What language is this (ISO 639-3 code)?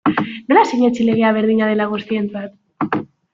eus